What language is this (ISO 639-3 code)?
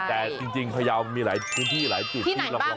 tha